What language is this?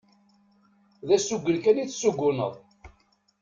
Kabyle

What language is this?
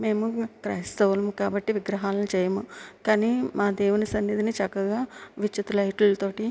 Telugu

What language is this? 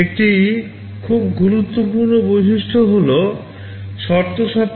Bangla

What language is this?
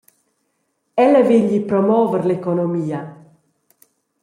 Romansh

